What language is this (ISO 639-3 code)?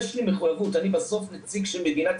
heb